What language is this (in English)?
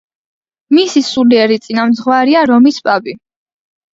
Georgian